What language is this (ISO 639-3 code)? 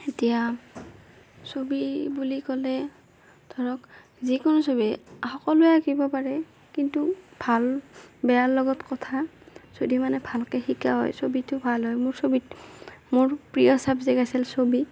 asm